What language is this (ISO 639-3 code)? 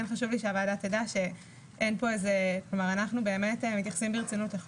heb